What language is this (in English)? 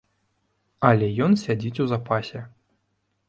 Belarusian